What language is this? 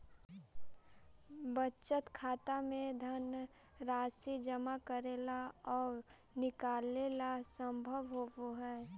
Magahi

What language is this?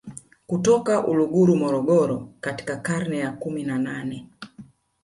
Swahili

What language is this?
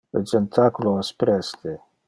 Interlingua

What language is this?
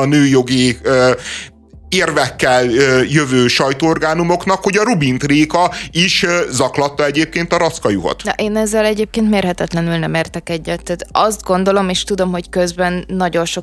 Hungarian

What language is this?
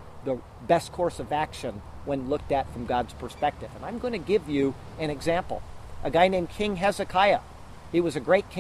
English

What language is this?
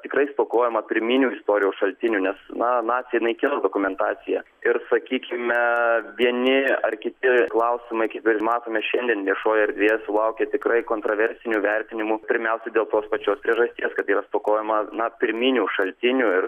Lithuanian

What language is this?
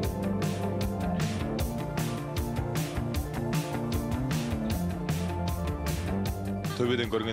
Turkish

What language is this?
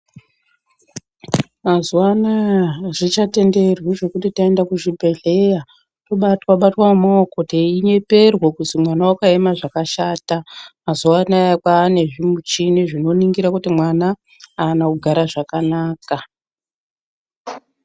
Ndau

